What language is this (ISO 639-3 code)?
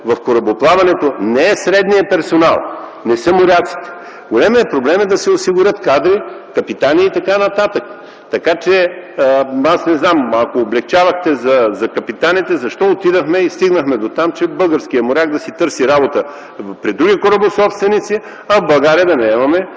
bul